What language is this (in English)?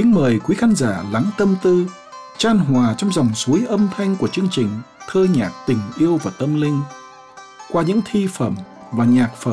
Vietnamese